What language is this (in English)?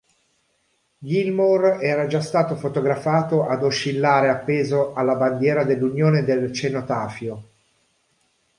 Italian